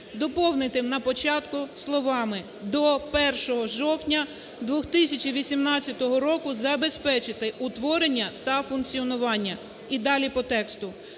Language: Ukrainian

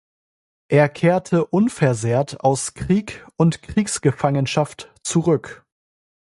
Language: German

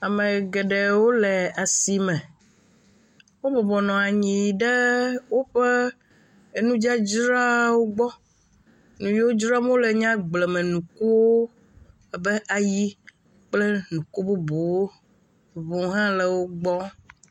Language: Ewe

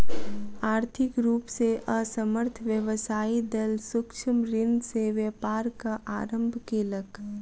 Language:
Maithili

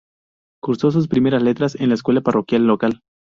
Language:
Spanish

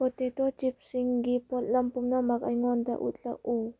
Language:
Manipuri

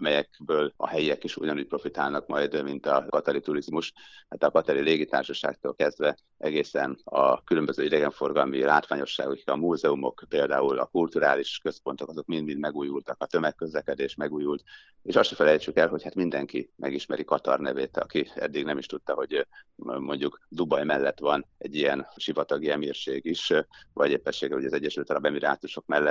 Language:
Hungarian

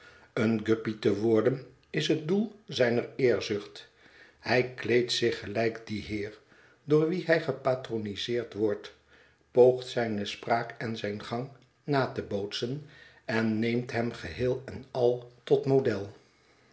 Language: Dutch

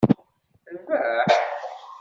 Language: Kabyle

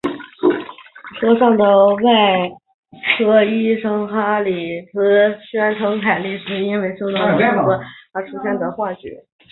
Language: Chinese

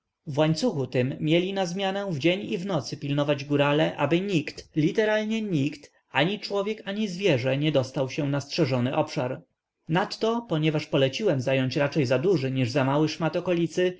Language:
Polish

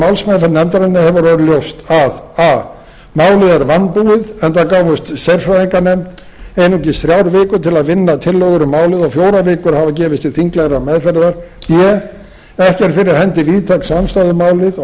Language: Icelandic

